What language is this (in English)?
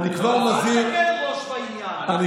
Hebrew